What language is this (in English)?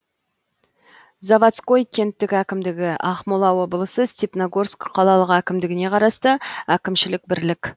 Kazakh